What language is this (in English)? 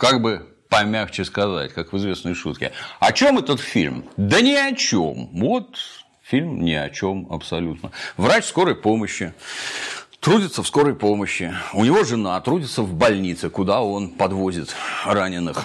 Russian